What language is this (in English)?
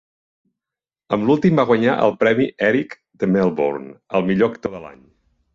Catalan